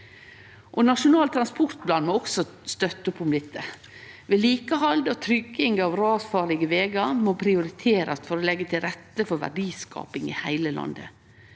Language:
Norwegian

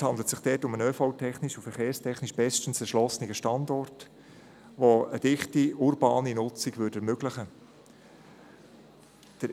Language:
Swiss German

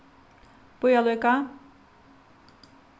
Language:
Faroese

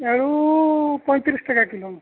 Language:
Santali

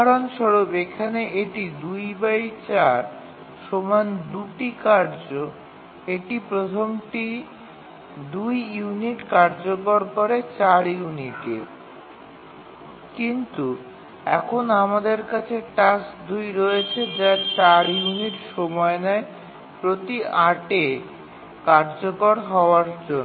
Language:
Bangla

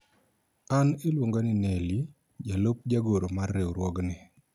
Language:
Luo (Kenya and Tanzania)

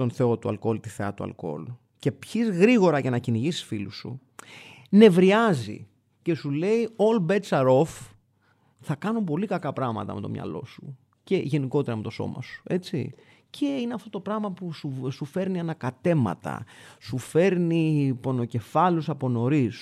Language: Greek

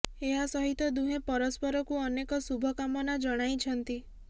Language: Odia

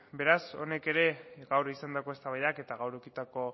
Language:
Basque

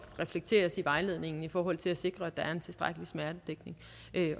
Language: Danish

